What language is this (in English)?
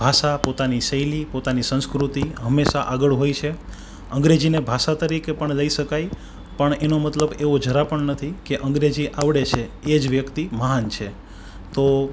Gujarati